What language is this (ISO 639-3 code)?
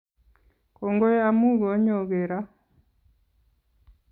kln